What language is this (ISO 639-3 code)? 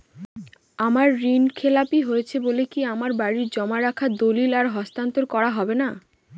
ben